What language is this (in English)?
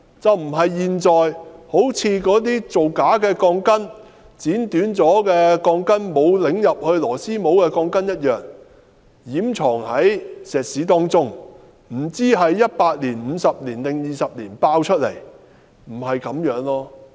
Cantonese